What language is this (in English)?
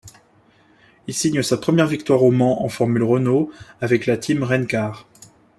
French